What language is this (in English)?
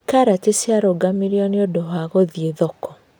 Kikuyu